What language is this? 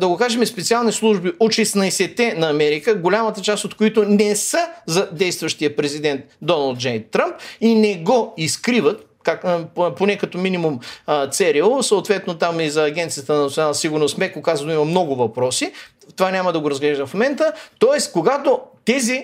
Bulgarian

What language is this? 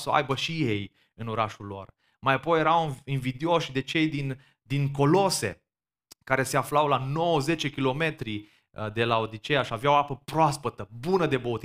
Romanian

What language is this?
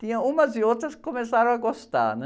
Portuguese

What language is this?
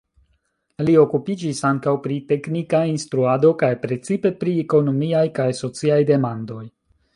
Esperanto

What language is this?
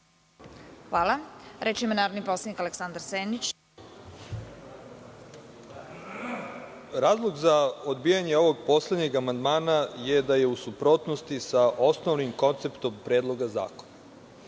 Serbian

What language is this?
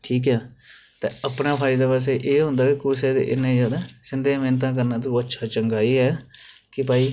Dogri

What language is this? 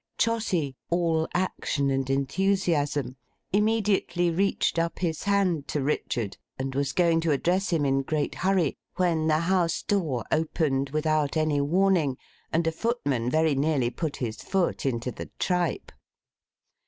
English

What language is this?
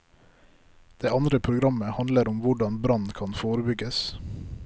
Norwegian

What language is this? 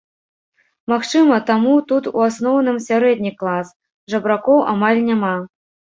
Belarusian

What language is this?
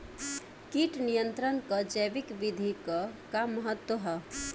Bhojpuri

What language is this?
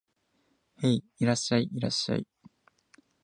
Japanese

